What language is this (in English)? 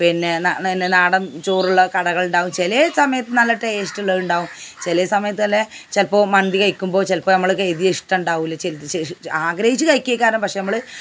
Malayalam